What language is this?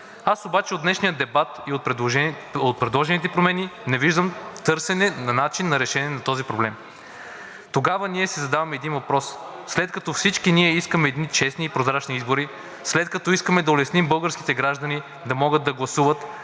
Bulgarian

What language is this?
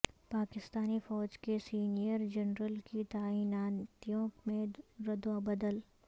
Urdu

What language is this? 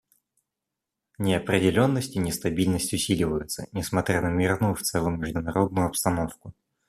Russian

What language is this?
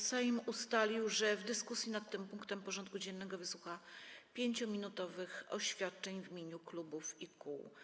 Polish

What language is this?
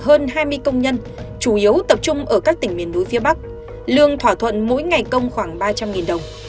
Vietnamese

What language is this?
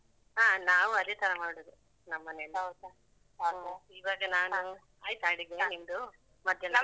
Kannada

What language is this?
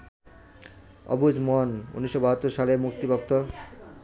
Bangla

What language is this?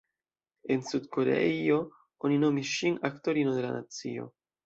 Esperanto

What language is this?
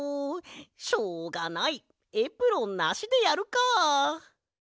Japanese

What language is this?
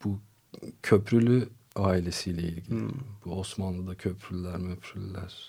Turkish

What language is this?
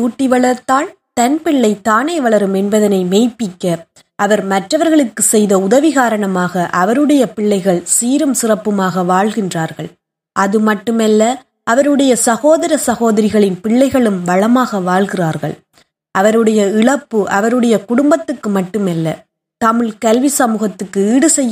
Tamil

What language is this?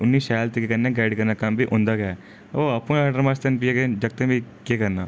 Dogri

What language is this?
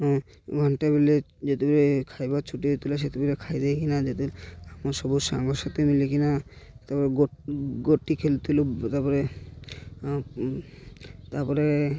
Odia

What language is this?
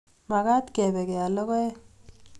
Kalenjin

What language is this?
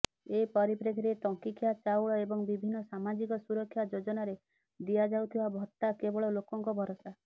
Odia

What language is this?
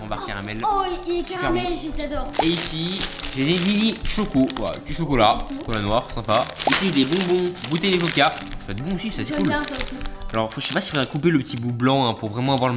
French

